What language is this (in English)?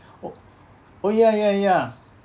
English